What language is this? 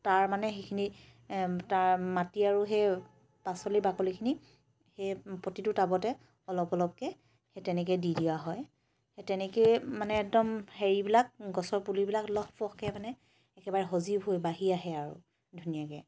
Assamese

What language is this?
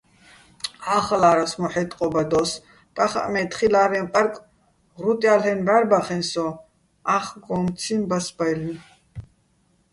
Bats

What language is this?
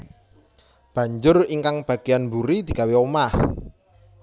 Javanese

